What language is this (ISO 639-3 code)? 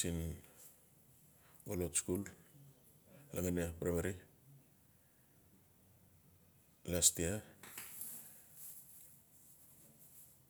ncf